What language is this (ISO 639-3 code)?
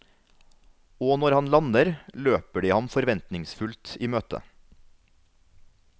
nor